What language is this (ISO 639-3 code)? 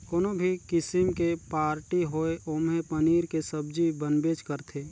hne